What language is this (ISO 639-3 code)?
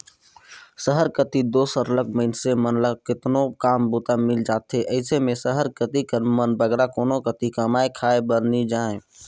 hne